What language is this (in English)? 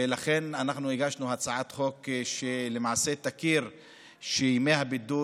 Hebrew